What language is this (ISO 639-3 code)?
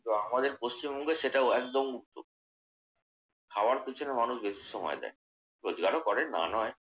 ben